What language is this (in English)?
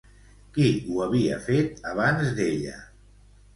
Catalan